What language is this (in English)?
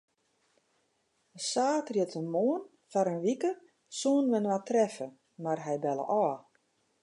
Western Frisian